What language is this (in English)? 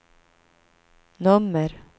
Swedish